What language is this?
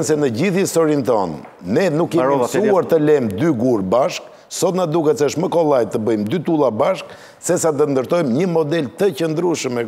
Romanian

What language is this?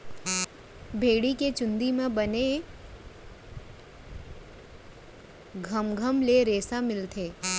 Chhattisgarhi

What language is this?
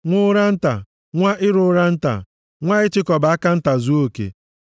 Igbo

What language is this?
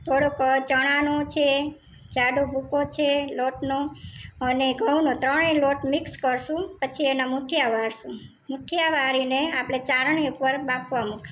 Gujarati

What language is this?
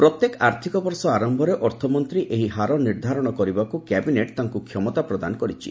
Odia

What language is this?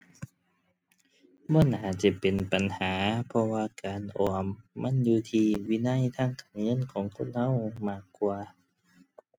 Thai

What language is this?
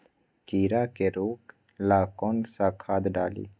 Magahi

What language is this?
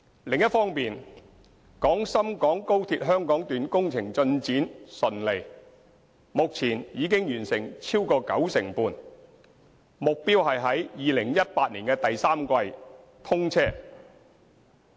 Cantonese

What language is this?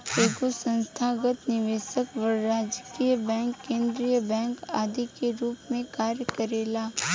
Bhojpuri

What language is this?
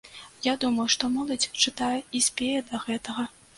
Belarusian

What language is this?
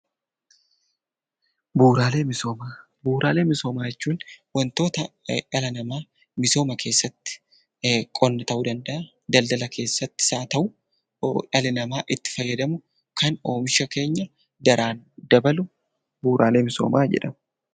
Oromo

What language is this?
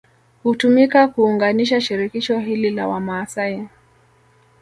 Swahili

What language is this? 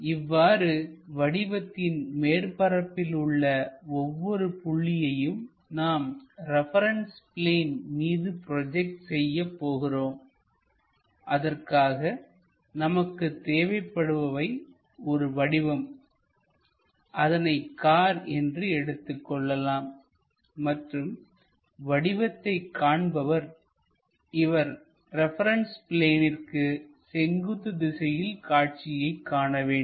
Tamil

